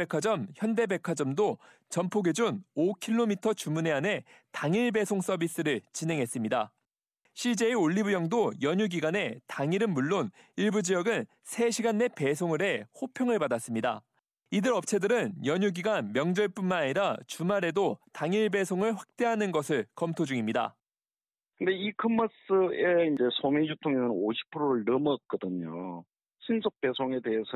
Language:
Korean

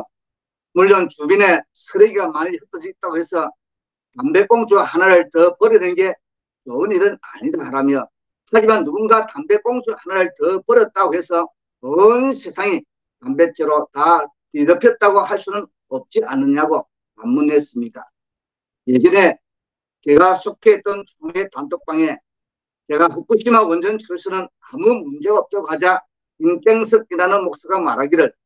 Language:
Korean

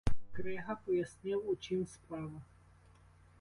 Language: Ukrainian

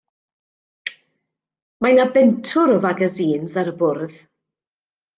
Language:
Welsh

